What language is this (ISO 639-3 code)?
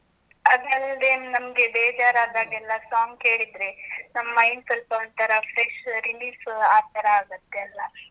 kan